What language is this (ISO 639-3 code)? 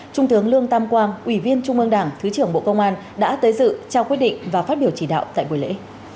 vie